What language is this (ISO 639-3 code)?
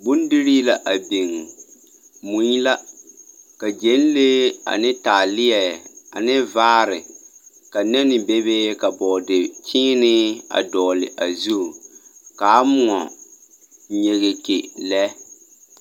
dga